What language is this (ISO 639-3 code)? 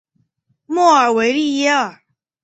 zho